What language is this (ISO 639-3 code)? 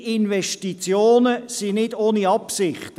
gsw